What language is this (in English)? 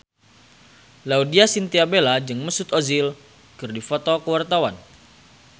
Sundanese